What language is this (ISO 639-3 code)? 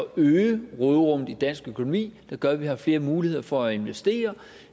dan